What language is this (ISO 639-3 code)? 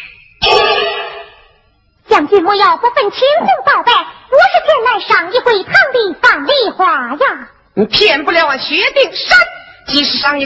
zho